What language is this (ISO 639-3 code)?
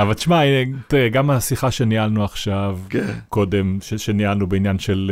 heb